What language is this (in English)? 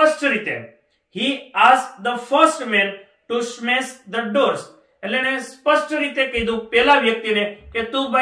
Hindi